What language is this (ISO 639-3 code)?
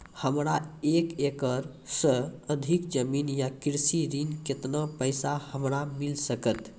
mai